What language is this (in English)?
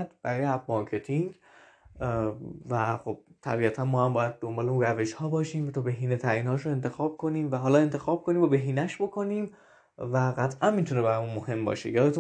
Persian